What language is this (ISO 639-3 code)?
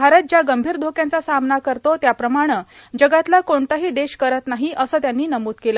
mar